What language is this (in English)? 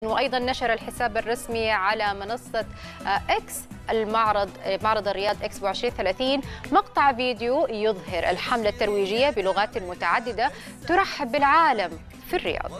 Arabic